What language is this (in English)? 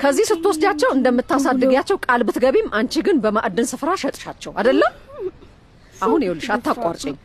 Amharic